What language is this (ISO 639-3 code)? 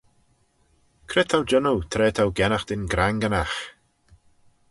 glv